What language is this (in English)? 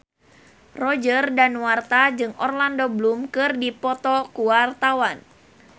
Sundanese